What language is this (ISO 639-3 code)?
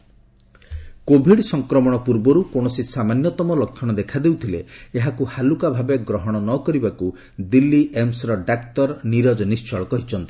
ori